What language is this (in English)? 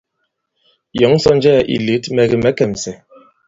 Bankon